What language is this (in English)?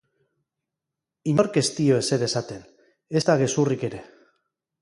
Basque